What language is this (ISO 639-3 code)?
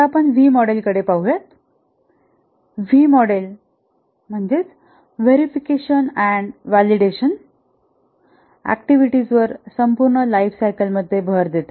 mar